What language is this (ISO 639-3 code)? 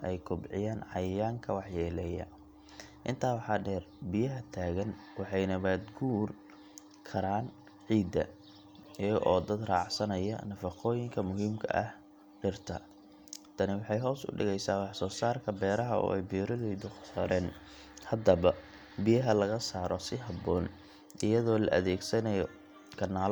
som